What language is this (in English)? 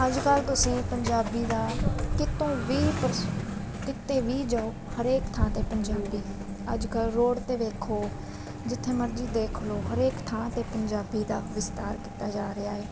Punjabi